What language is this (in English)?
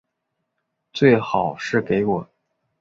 Chinese